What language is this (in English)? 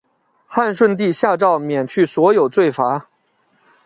Chinese